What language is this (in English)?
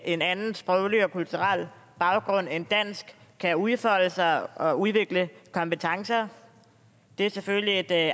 Danish